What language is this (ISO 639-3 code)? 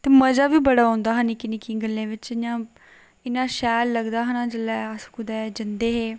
doi